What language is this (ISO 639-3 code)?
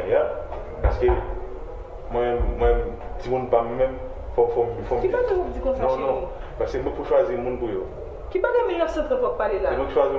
fra